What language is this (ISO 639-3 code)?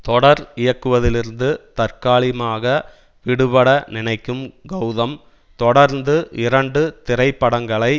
tam